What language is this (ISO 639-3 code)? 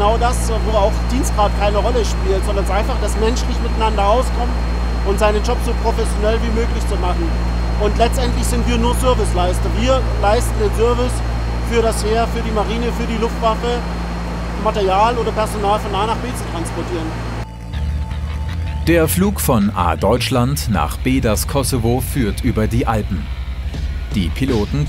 deu